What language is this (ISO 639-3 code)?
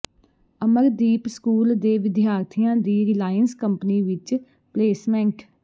pan